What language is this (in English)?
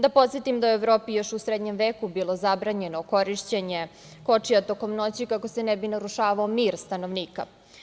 Serbian